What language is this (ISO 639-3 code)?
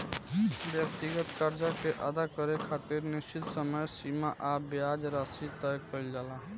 bho